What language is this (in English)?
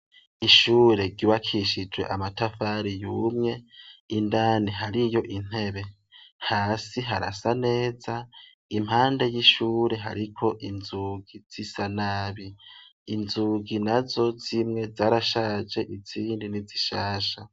Rundi